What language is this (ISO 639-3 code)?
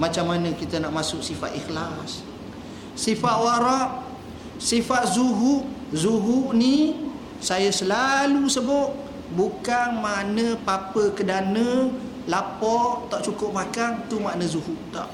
msa